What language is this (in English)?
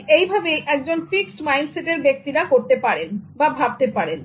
Bangla